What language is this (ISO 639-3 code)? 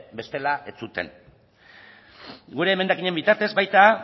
eus